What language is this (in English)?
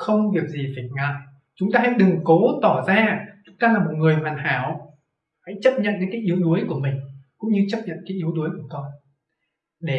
Vietnamese